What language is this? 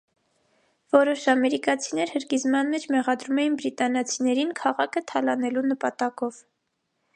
Armenian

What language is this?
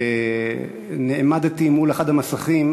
Hebrew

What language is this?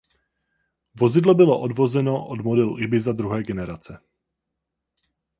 Czech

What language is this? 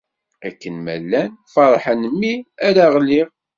Kabyle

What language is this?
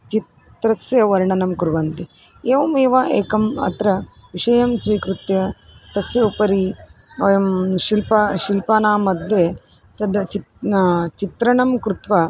Sanskrit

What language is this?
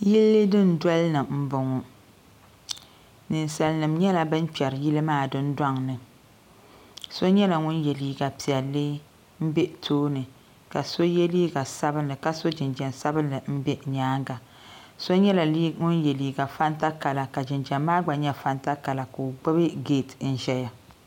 Dagbani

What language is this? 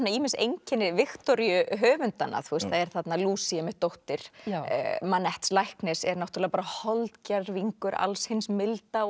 Icelandic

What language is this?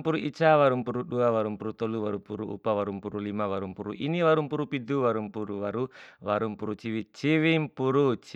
Bima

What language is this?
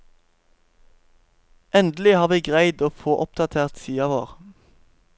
Norwegian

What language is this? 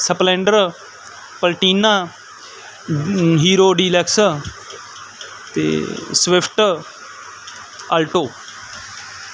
Punjabi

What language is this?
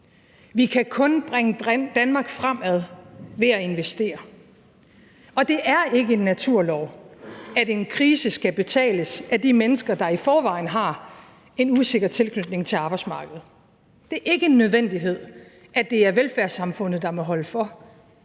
Danish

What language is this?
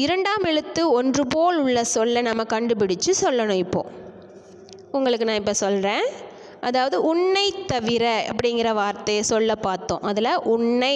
Hindi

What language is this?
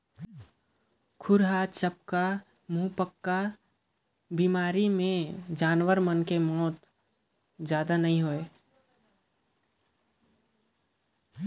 Chhattisgarhi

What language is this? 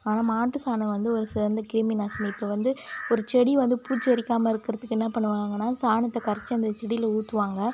Tamil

